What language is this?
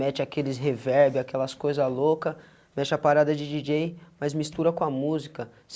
Portuguese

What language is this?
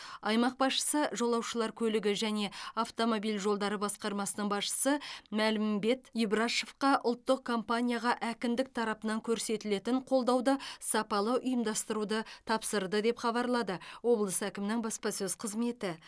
Kazakh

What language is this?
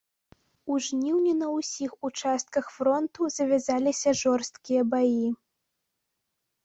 Belarusian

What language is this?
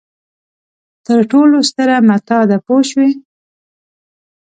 Pashto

